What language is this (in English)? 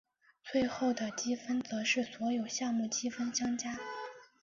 Chinese